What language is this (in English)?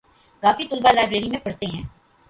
Urdu